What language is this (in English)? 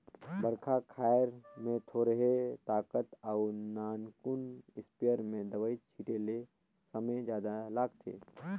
Chhattisgarhi